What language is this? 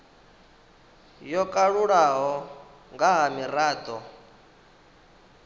Venda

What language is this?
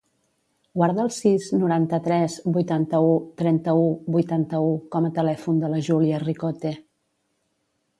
Catalan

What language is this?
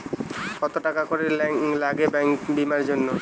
Bangla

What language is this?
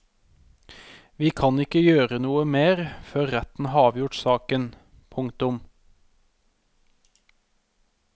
Norwegian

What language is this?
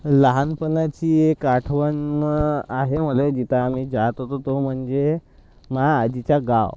Marathi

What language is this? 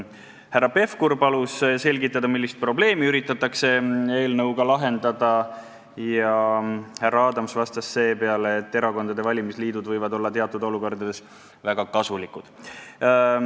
Estonian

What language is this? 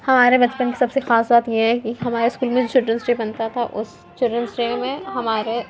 Urdu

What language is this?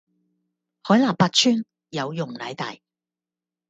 Cantonese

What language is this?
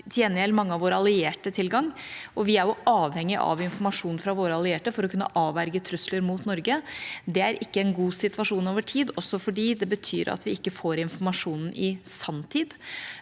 Norwegian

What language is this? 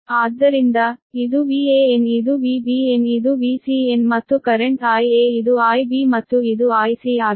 Kannada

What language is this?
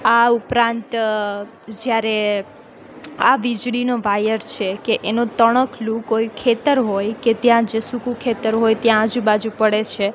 Gujarati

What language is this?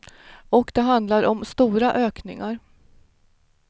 Swedish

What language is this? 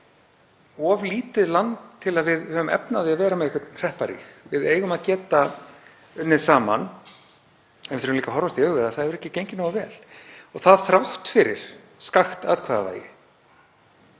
Icelandic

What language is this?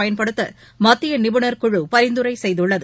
Tamil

